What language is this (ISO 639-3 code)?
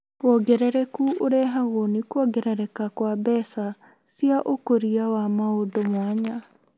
kik